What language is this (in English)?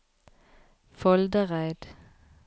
Norwegian